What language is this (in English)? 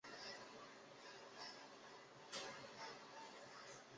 Chinese